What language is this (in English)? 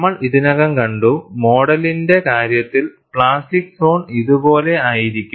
Malayalam